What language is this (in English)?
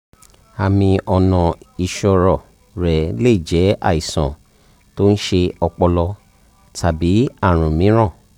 Yoruba